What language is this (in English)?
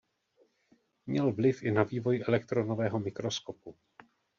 Czech